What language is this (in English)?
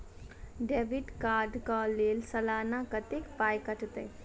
Maithili